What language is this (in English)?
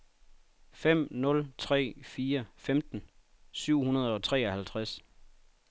Danish